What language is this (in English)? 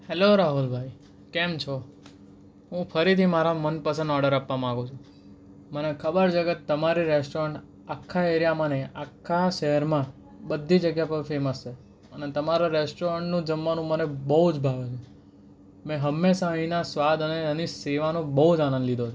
Gujarati